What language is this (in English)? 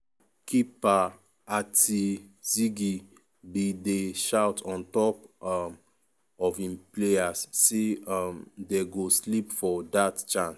Nigerian Pidgin